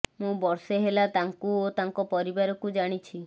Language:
Odia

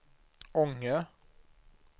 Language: Swedish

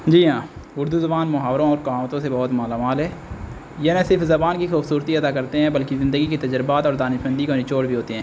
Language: Urdu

